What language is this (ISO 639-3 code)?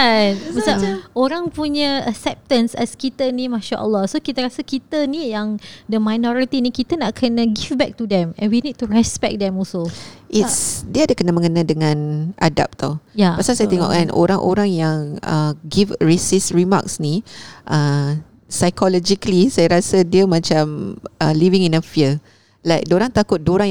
msa